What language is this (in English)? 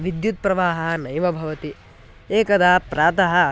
Sanskrit